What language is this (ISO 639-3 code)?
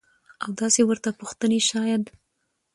pus